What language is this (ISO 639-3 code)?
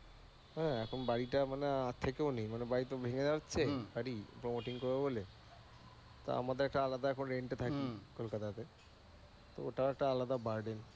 ben